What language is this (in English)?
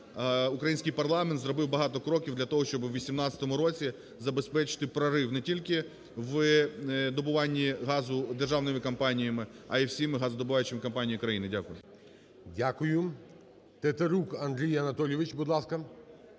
Ukrainian